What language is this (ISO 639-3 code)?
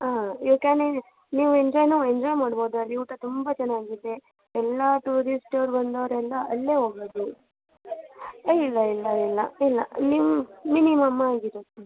kan